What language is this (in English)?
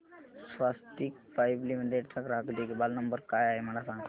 Marathi